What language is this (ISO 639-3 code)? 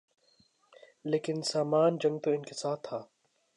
urd